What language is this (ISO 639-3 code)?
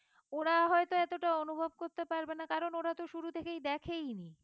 ben